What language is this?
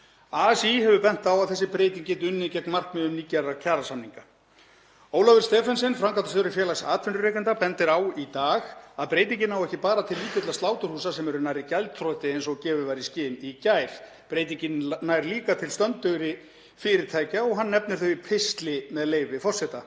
Icelandic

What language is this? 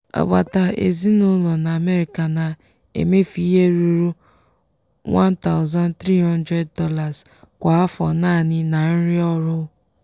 Igbo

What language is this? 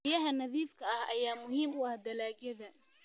Somali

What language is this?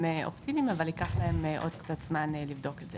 Hebrew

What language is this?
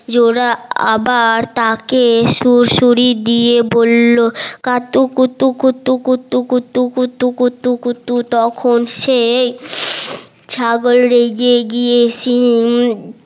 Bangla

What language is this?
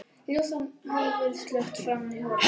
Icelandic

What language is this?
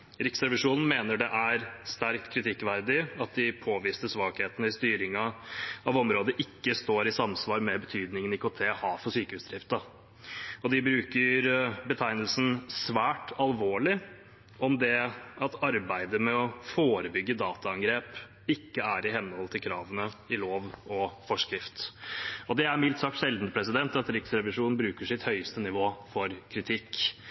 Norwegian Bokmål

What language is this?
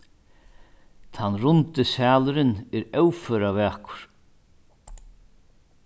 Faroese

